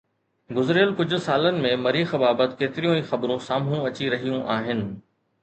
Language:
Sindhi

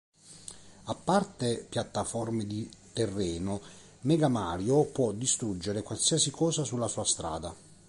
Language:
Italian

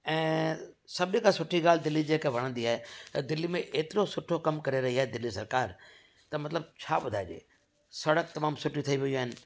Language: Sindhi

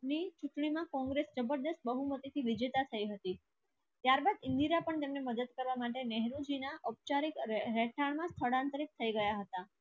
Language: Gujarati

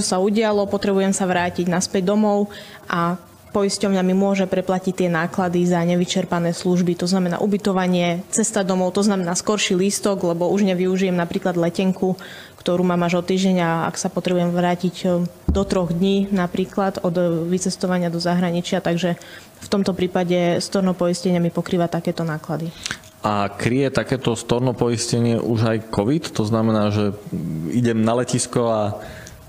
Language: Slovak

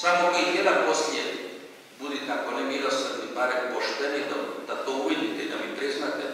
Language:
Romanian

